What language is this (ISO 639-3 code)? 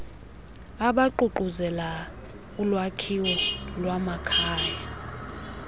xho